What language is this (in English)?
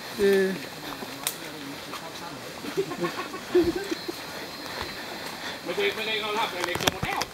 Thai